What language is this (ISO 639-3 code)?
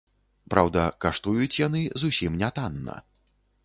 bel